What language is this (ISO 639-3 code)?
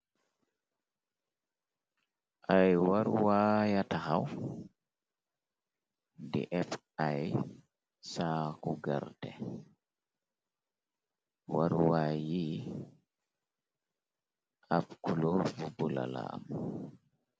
wol